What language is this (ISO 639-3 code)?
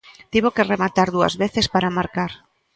glg